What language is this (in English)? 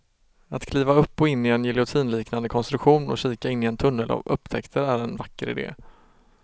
Swedish